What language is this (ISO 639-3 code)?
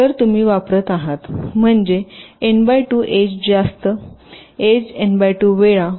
mar